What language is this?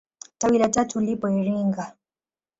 Swahili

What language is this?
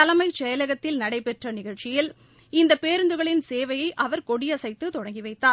Tamil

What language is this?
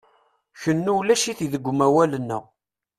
Kabyle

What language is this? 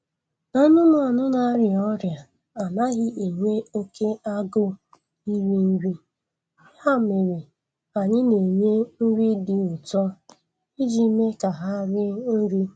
Igbo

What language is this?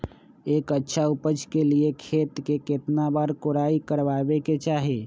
Magahi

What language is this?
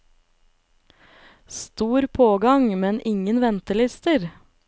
Norwegian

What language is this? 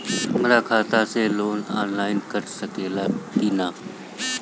Bhojpuri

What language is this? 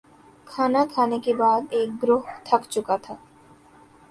Urdu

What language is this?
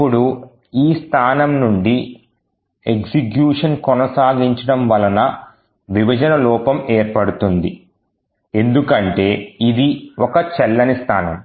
Telugu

